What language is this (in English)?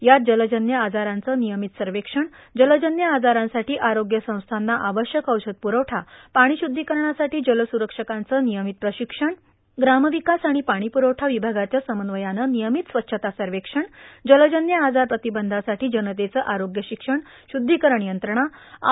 Marathi